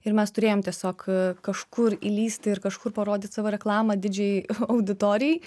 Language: Lithuanian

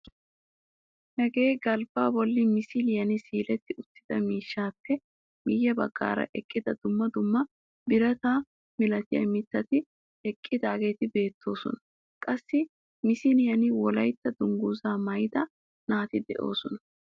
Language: Wolaytta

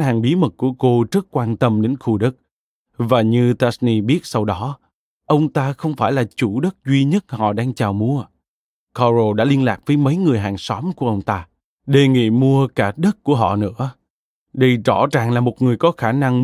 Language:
Vietnamese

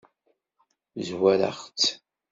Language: Kabyle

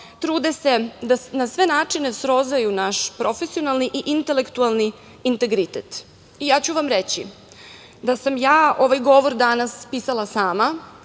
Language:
Serbian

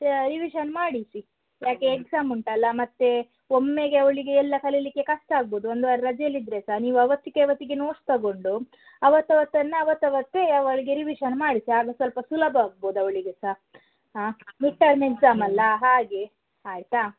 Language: Kannada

